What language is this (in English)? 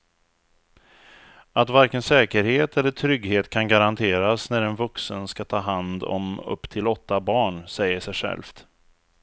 Swedish